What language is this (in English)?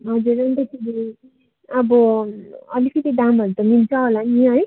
Nepali